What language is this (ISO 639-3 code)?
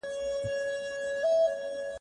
pus